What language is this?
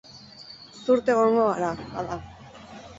Basque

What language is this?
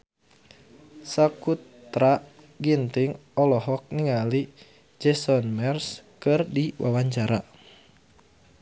Sundanese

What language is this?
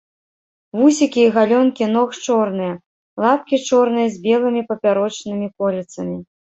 Belarusian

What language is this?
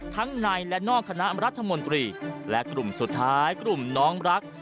Thai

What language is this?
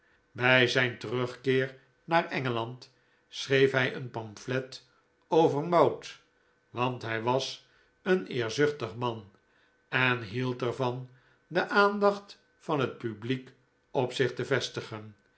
Dutch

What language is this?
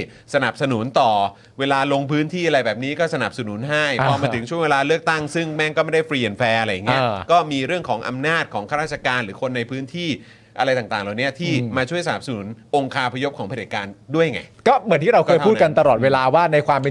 Thai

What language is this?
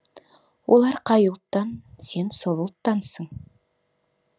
Kazakh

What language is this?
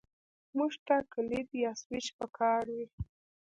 Pashto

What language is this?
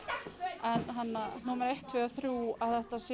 Icelandic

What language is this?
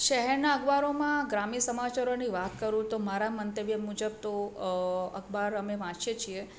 Gujarati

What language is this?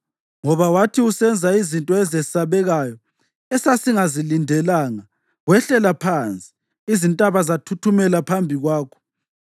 North Ndebele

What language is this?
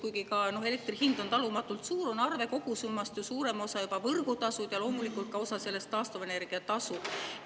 Estonian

